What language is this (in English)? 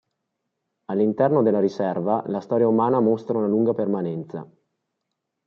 Italian